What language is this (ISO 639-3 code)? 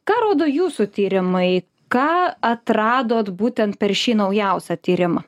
lit